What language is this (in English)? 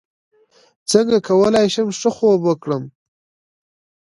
Pashto